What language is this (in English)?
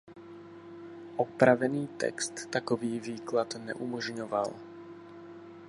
Czech